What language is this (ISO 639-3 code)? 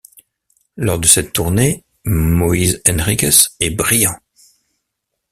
fra